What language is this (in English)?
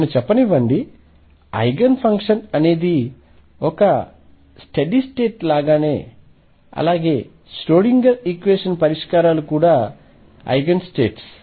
Telugu